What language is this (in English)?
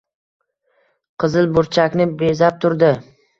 Uzbek